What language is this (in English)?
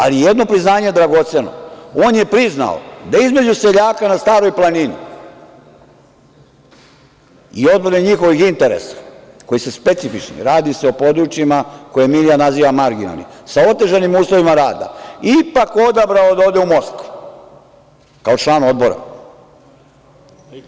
Serbian